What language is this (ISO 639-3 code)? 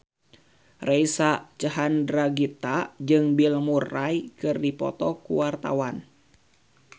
sun